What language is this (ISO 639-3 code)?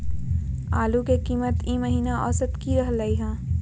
mag